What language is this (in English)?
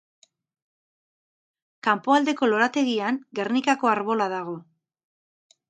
Basque